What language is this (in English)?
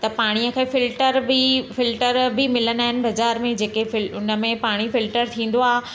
Sindhi